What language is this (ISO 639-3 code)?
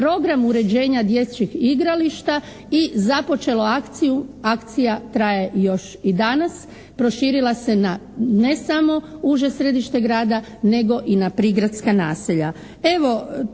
hrv